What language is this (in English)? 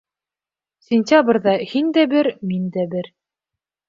Bashkir